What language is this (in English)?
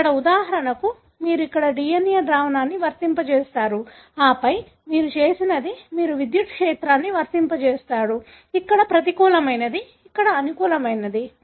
Telugu